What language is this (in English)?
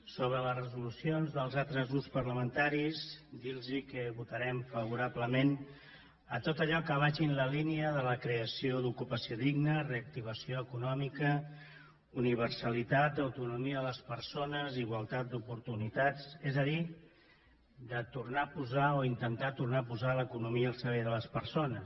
Catalan